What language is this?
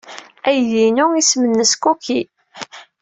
Kabyle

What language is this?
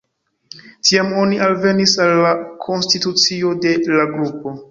Esperanto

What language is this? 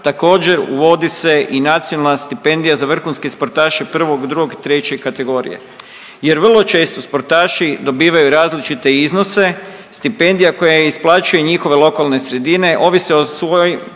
Croatian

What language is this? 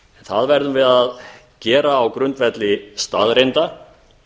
Icelandic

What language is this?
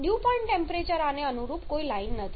Gujarati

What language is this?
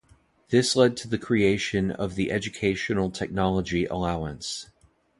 English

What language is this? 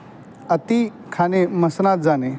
Marathi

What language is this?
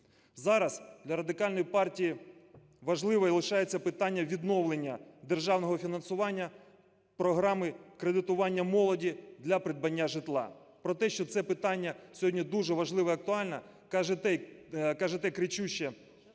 Ukrainian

